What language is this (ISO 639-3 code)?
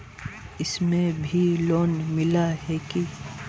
mag